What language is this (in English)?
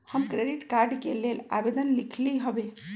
Magahi